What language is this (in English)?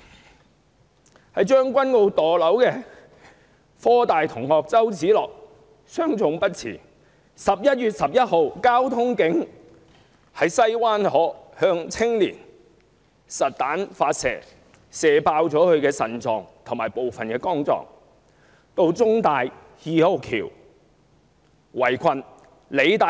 Cantonese